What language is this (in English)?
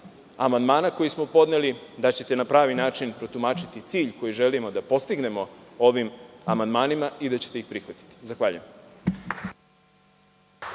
Serbian